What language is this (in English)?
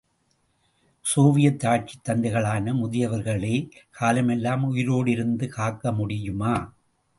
Tamil